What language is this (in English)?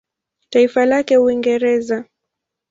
Swahili